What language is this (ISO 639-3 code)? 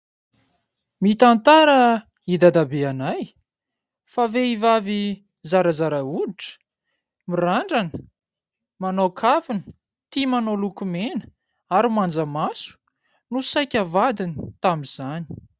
mlg